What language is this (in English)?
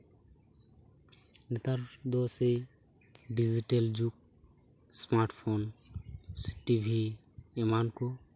Santali